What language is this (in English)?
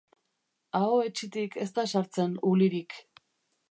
Basque